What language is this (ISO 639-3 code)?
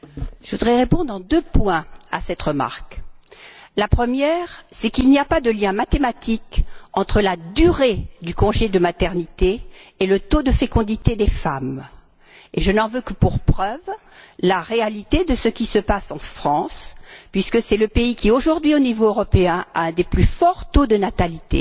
fra